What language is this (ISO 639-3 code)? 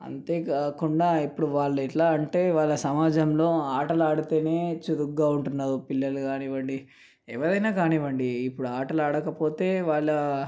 tel